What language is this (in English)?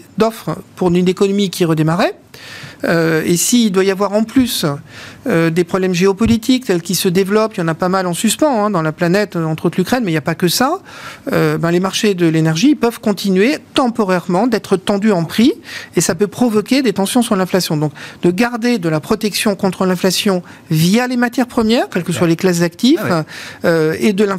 French